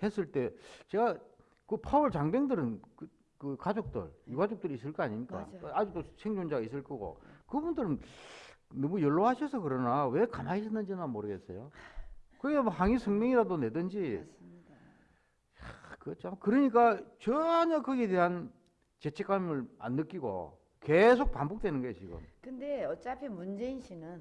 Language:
Korean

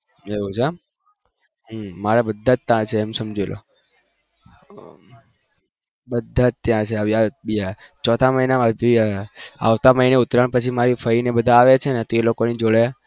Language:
Gujarati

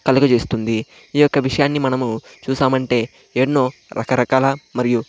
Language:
Telugu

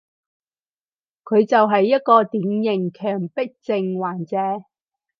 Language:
Cantonese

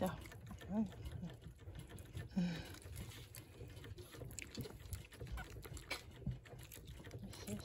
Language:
Japanese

